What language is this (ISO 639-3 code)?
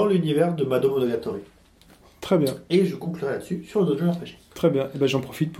fra